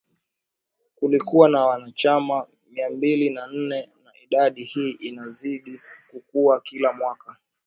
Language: Swahili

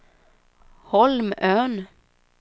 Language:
Swedish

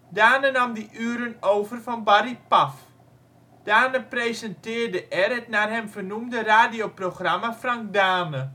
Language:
Dutch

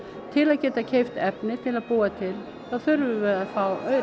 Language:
Icelandic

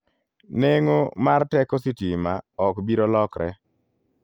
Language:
Luo (Kenya and Tanzania)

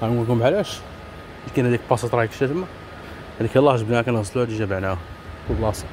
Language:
Arabic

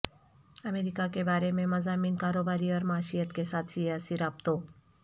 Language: Urdu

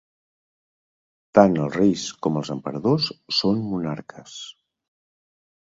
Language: Catalan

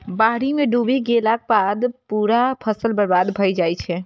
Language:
Maithili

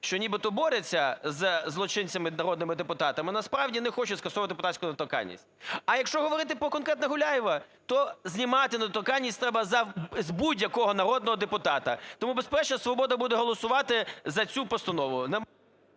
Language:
Ukrainian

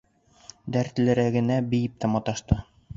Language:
Bashkir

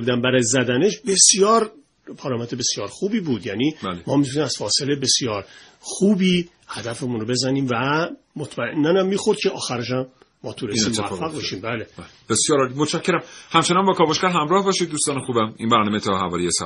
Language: Persian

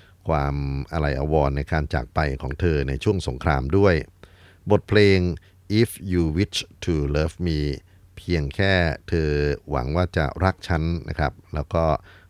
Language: Thai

